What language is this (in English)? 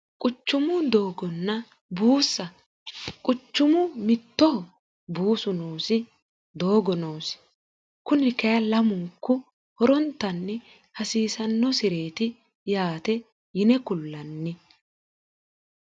Sidamo